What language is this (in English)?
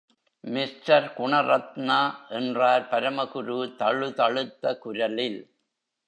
Tamil